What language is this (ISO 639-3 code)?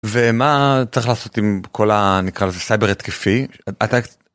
heb